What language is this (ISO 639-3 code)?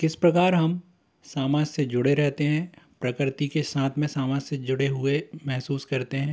hin